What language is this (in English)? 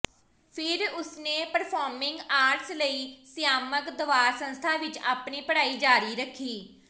Punjabi